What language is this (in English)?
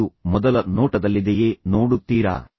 Kannada